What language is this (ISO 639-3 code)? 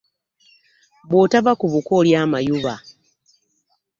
lug